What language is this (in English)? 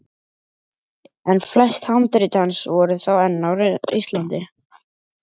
Icelandic